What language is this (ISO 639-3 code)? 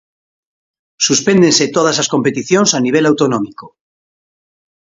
glg